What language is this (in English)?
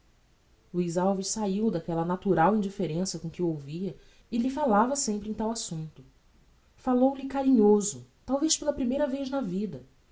Portuguese